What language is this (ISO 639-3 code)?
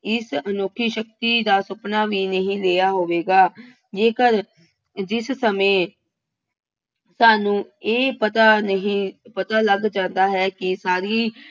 pan